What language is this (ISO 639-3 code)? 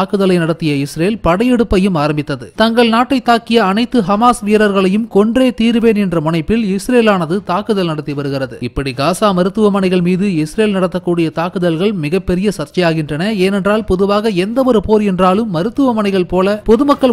tur